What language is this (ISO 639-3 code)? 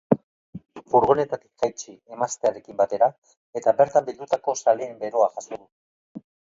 eus